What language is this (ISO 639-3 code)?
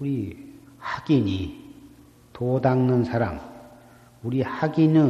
kor